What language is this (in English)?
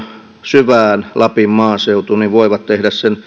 Finnish